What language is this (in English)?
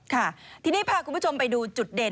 Thai